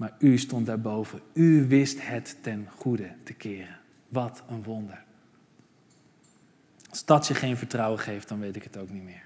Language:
Dutch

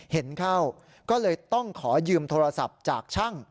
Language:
Thai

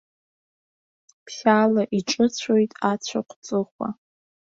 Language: Abkhazian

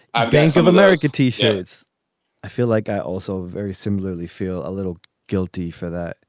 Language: English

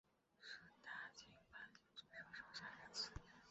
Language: Chinese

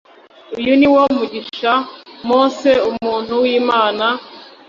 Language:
Kinyarwanda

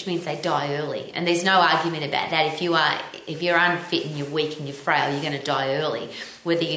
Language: English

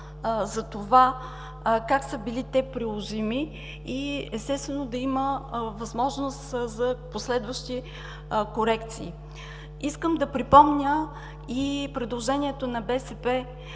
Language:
Bulgarian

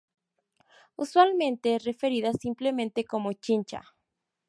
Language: Spanish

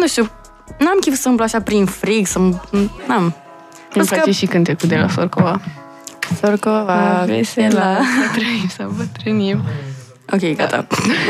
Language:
Romanian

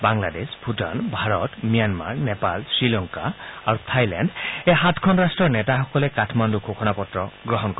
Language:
Assamese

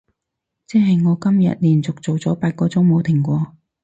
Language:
Cantonese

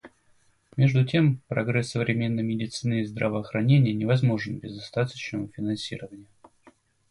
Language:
Russian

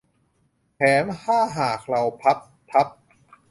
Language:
Thai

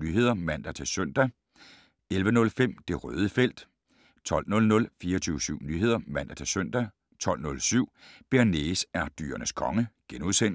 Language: Danish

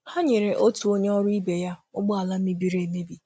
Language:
Igbo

